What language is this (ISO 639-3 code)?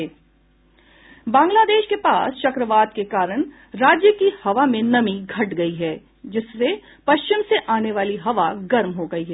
hin